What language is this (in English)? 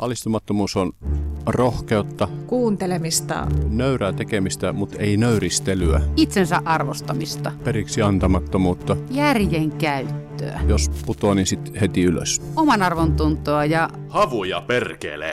Finnish